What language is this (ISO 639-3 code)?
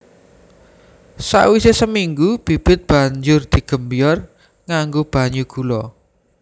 jav